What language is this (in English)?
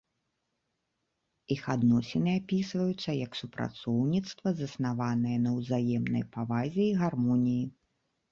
Belarusian